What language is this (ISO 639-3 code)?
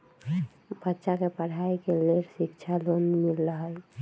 mag